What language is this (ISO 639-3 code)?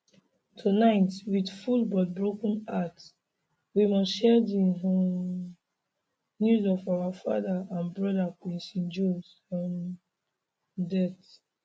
pcm